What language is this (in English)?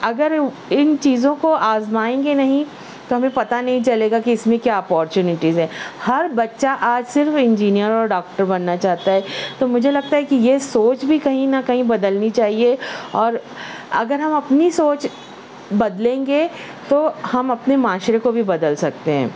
Urdu